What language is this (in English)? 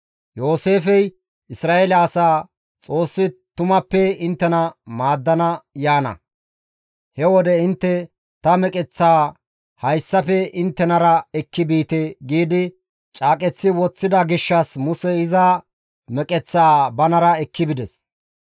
Gamo